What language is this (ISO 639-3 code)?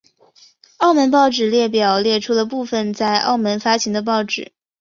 zho